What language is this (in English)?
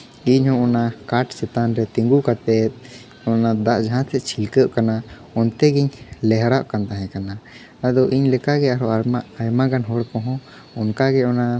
Santali